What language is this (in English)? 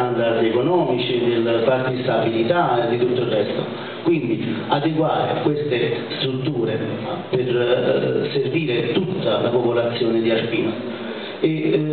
Italian